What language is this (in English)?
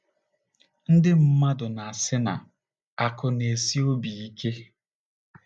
Igbo